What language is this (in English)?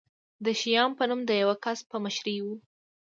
Pashto